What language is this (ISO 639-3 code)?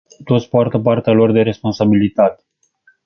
ron